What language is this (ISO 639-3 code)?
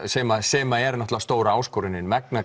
isl